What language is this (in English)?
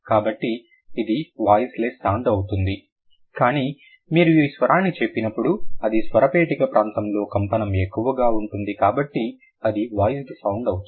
Telugu